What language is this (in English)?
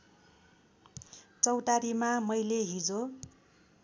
Nepali